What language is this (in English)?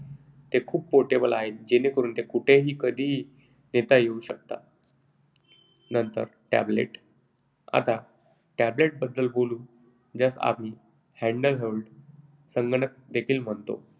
Marathi